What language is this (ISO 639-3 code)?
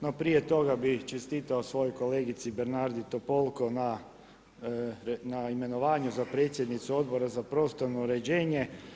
hrv